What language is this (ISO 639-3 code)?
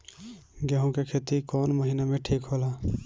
bho